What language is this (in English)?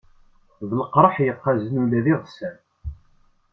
Kabyle